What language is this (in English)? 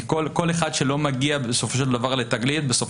Hebrew